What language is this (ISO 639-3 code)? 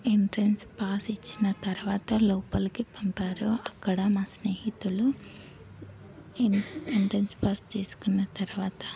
tel